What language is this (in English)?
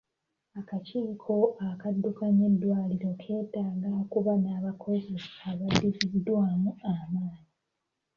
Ganda